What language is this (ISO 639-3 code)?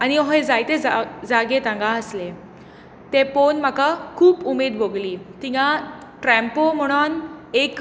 kok